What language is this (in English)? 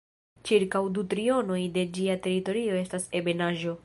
Esperanto